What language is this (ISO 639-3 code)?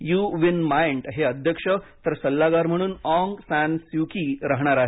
mar